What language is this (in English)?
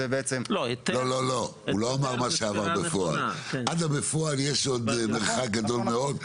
Hebrew